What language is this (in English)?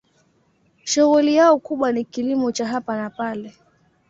Swahili